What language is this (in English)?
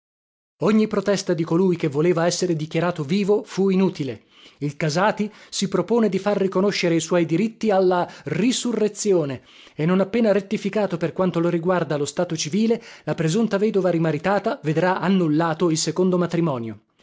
Italian